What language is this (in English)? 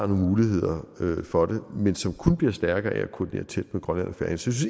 Danish